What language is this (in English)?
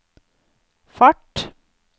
Norwegian